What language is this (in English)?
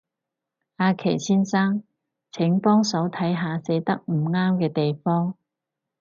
Cantonese